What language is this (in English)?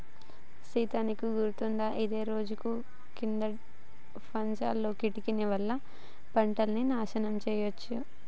Telugu